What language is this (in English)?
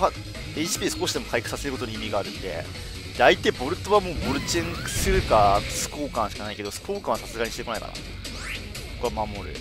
Japanese